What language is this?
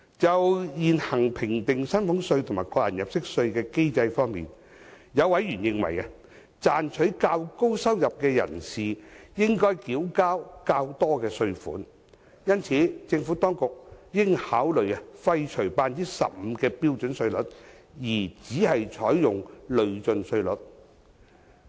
Cantonese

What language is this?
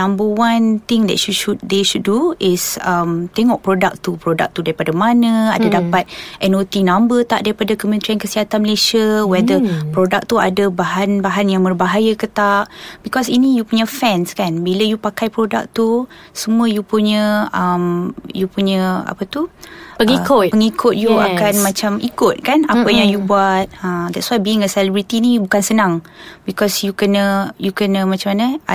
Malay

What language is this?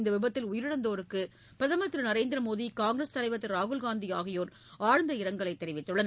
Tamil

